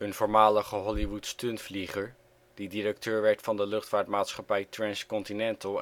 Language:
Dutch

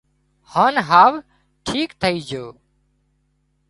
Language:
Wadiyara Koli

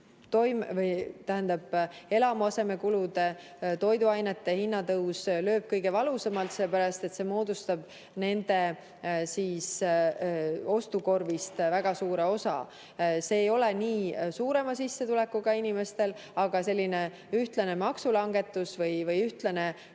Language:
Estonian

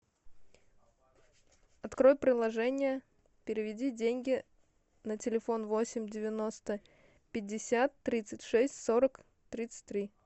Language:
Russian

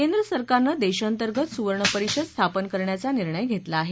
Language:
Marathi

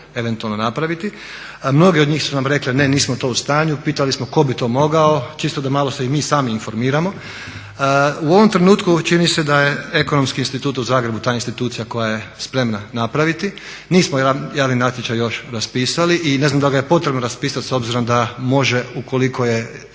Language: Croatian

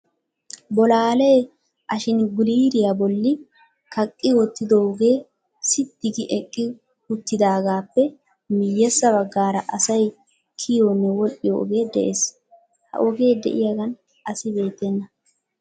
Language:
Wolaytta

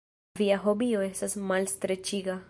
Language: Esperanto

